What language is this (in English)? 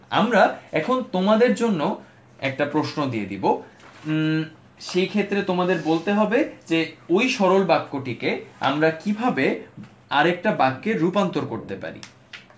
Bangla